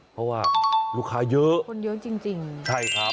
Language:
Thai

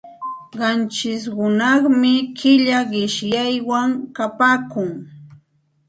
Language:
Santa Ana de Tusi Pasco Quechua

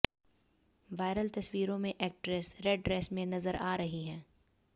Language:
Hindi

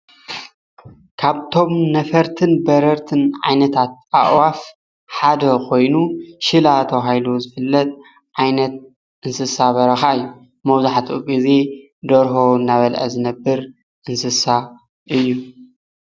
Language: Tigrinya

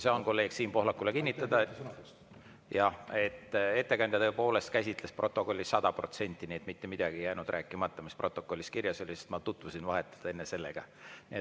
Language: Estonian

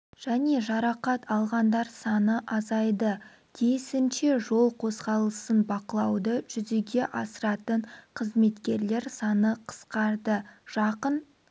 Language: Kazakh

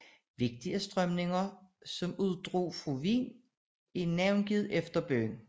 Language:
Danish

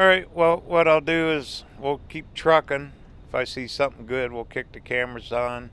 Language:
English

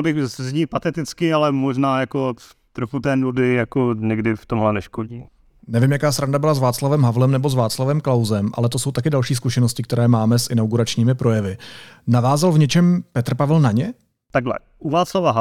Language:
Czech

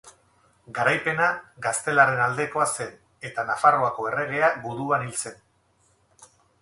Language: Basque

